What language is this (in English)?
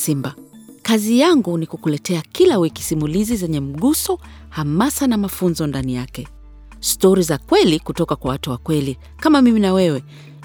Swahili